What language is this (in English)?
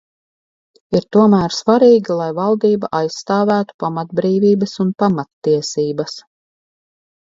Latvian